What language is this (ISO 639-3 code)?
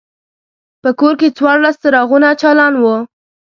pus